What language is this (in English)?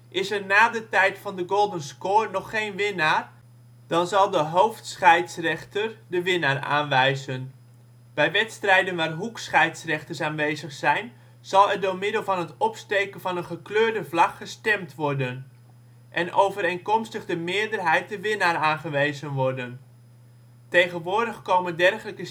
Dutch